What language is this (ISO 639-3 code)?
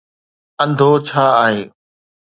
snd